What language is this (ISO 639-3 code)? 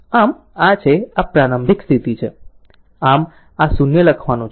guj